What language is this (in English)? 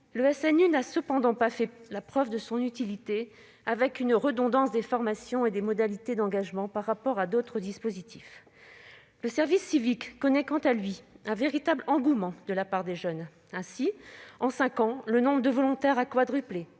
French